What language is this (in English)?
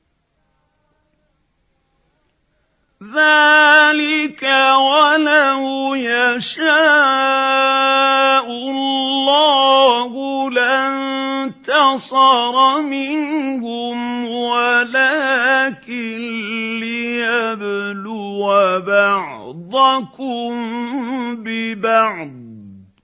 Arabic